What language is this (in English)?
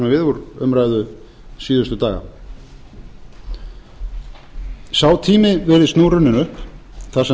Icelandic